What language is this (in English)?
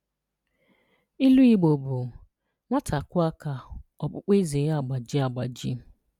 Igbo